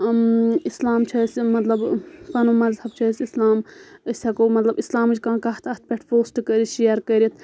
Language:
Kashmiri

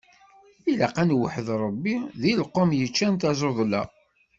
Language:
Kabyle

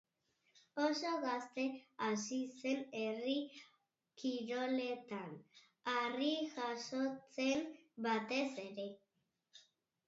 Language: Basque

